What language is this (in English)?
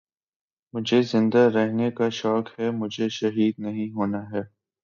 Urdu